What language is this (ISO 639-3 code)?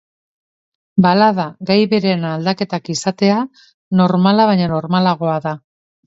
eus